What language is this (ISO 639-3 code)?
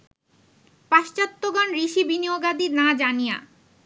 ben